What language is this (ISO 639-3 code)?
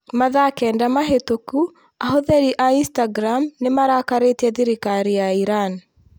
kik